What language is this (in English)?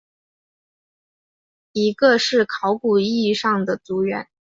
Chinese